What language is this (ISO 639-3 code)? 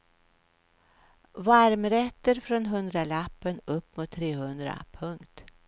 swe